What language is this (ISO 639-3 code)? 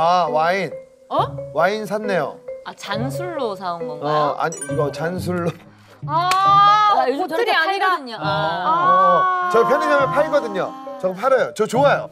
kor